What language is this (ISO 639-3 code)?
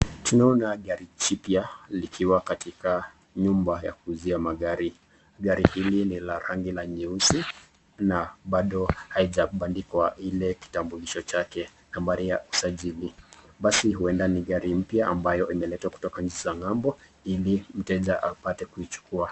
swa